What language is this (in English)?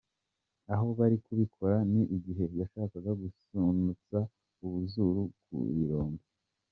Kinyarwanda